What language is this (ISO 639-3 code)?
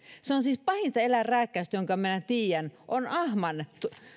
fin